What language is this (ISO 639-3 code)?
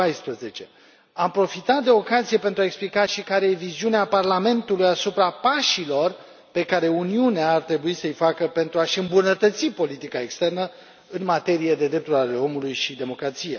ron